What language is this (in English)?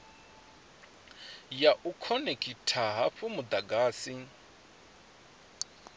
Venda